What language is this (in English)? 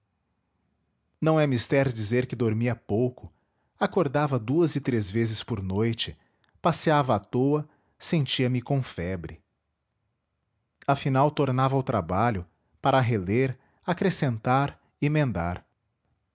Portuguese